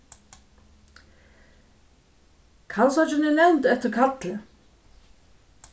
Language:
Faroese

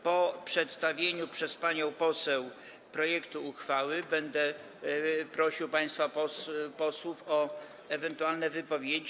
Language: Polish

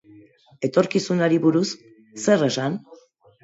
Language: Basque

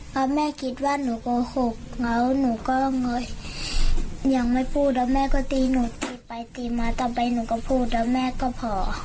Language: Thai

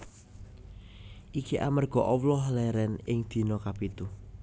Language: Javanese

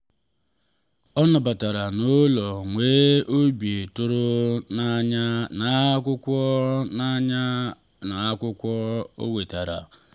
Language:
Igbo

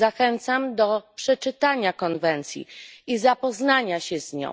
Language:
Polish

